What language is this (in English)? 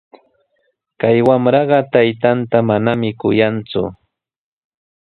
Sihuas Ancash Quechua